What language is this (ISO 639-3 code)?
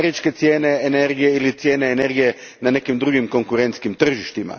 hrv